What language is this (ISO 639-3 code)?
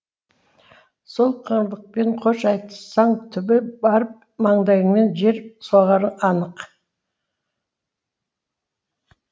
kaz